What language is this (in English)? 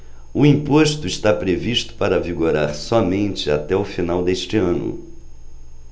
Portuguese